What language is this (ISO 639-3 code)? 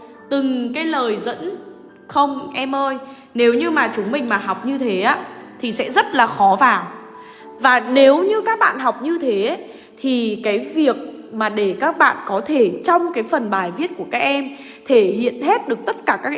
vie